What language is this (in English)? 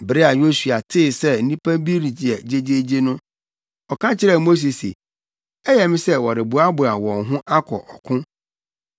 Akan